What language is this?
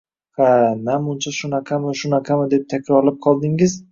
Uzbek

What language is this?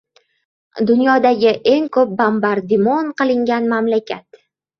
Uzbek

